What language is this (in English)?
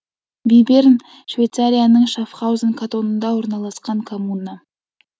Kazakh